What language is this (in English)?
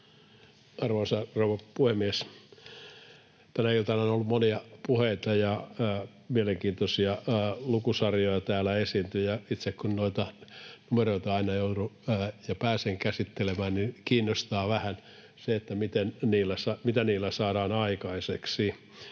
Finnish